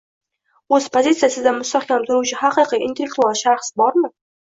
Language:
Uzbek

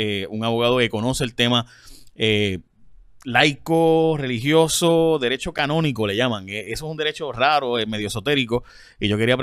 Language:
Spanish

